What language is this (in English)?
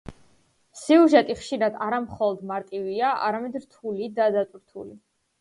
Georgian